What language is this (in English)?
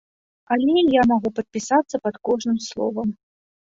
Belarusian